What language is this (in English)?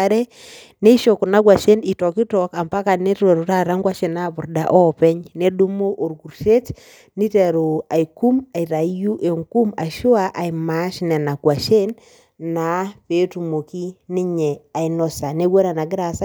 Masai